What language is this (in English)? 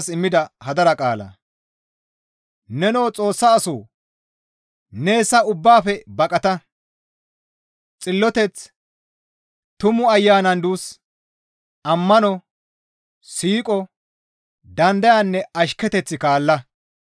Gamo